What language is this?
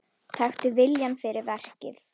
Icelandic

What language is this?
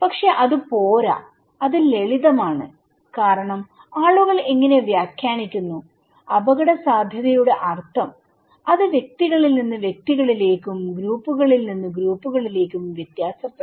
Malayalam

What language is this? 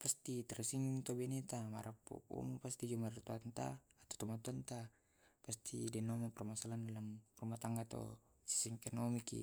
Tae'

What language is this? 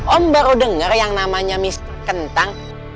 Indonesian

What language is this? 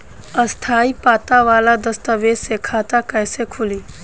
Bhojpuri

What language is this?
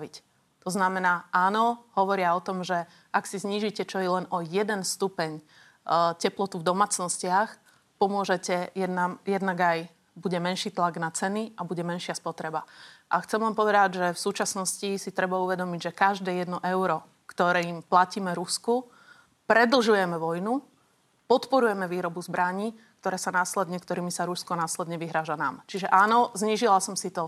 Slovak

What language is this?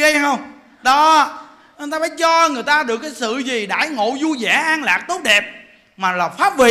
Vietnamese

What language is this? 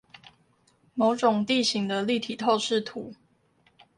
Chinese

